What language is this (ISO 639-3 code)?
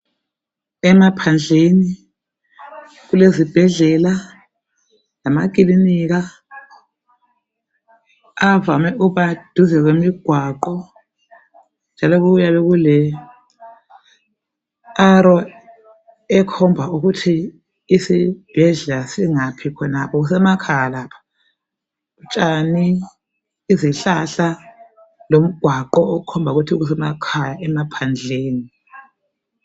nde